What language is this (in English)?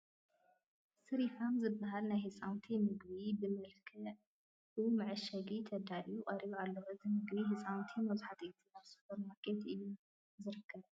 Tigrinya